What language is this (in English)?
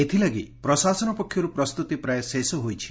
Odia